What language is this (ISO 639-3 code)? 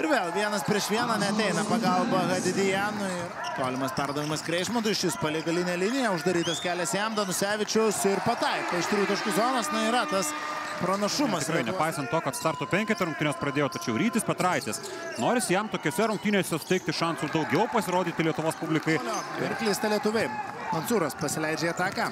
lit